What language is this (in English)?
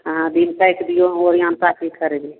Maithili